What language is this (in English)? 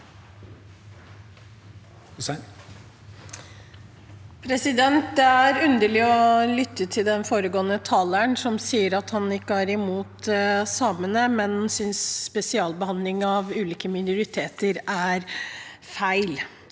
Norwegian